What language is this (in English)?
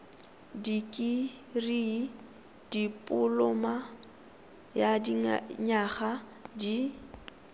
Tswana